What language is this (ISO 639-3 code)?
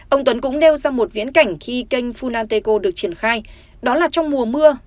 vie